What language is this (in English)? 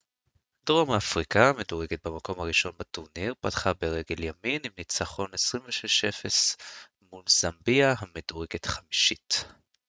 Hebrew